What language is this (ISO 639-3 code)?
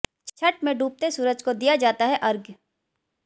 hin